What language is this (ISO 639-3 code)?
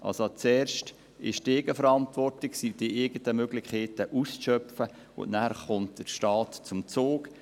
gsw